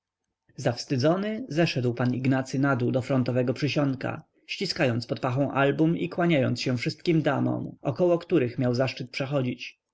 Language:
Polish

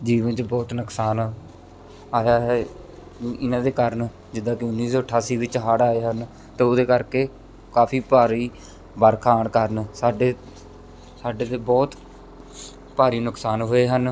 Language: Punjabi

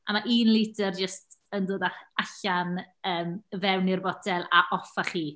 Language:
Welsh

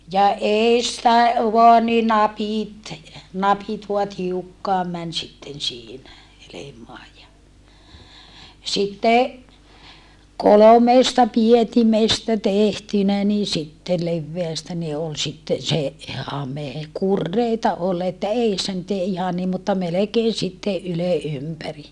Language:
Finnish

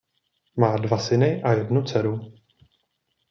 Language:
Czech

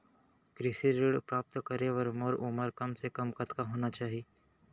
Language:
Chhattisgarhi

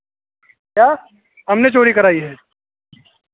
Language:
Hindi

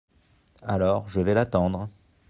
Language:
French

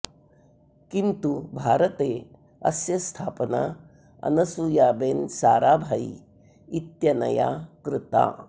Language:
Sanskrit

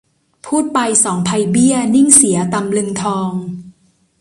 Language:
Thai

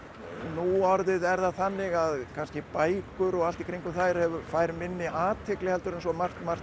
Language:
Icelandic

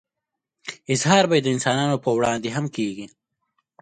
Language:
Pashto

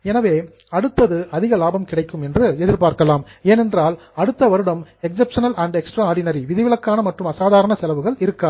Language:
Tamil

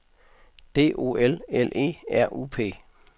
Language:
Danish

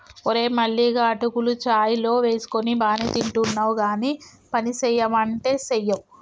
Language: Telugu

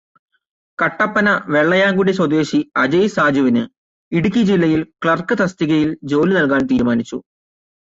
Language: Malayalam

